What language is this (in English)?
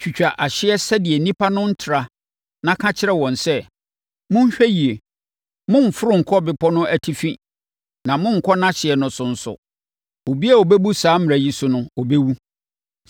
Akan